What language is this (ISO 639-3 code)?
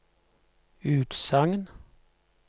nor